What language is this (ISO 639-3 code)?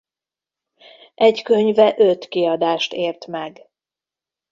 hun